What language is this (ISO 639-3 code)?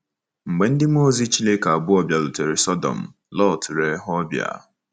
ibo